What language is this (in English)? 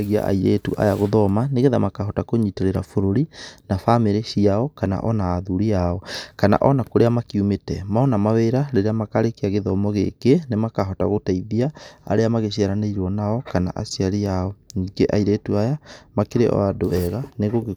Kikuyu